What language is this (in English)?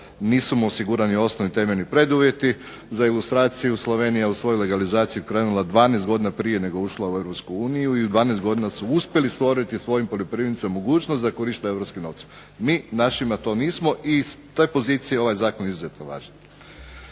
Croatian